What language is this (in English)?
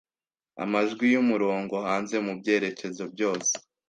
Kinyarwanda